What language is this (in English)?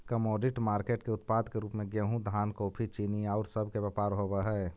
Magahi